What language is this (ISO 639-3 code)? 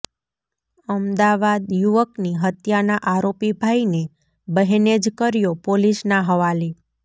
guj